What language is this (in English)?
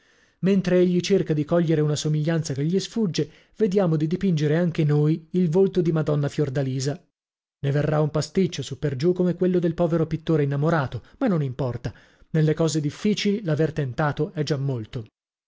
Italian